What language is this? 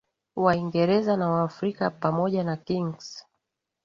Swahili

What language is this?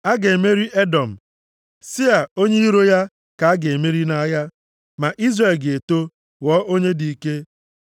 Igbo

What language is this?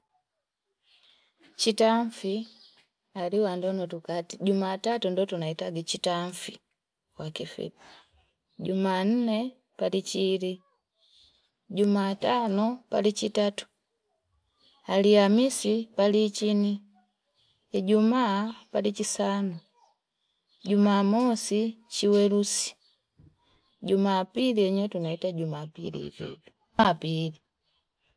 Fipa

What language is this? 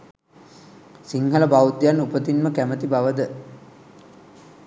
Sinhala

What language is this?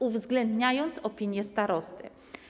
Polish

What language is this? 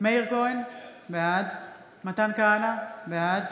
Hebrew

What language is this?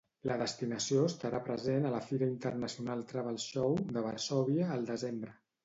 Catalan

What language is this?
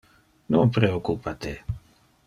Interlingua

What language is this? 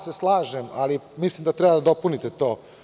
Serbian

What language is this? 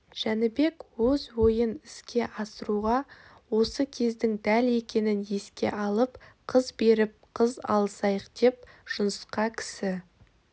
Kazakh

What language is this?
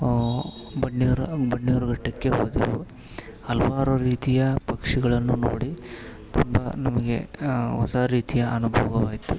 Kannada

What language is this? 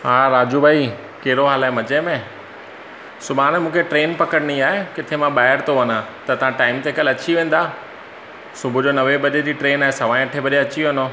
Sindhi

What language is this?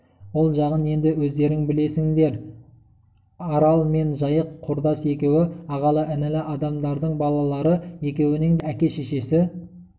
Kazakh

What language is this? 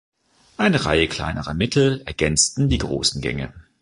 German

